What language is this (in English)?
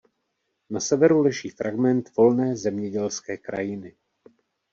Czech